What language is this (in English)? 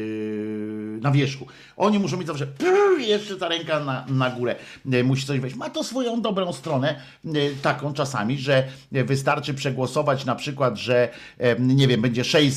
Polish